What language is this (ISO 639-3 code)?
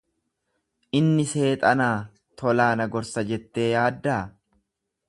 orm